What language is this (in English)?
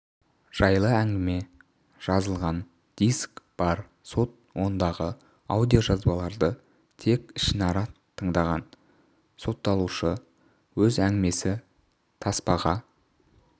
Kazakh